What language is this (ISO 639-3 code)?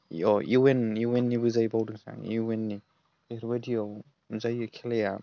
brx